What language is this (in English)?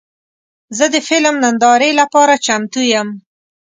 Pashto